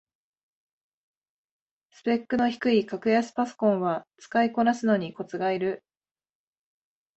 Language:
Japanese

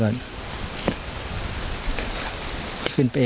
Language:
Thai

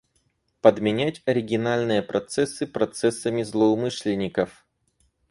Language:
Russian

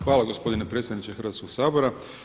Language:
Croatian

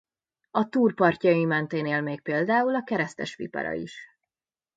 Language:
Hungarian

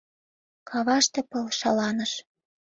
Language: Mari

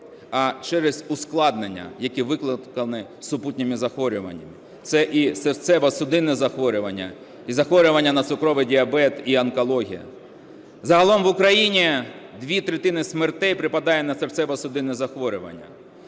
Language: Ukrainian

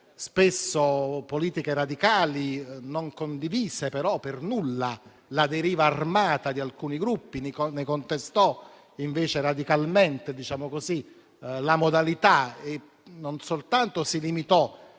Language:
Italian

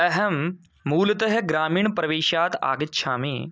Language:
Sanskrit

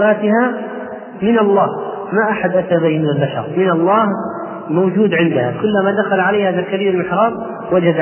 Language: Arabic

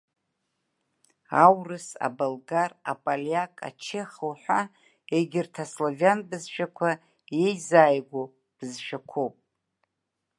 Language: Abkhazian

